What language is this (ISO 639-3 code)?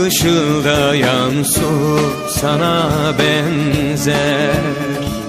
tur